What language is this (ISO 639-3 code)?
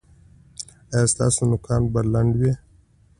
pus